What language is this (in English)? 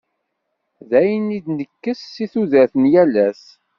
Kabyle